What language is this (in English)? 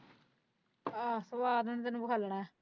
Punjabi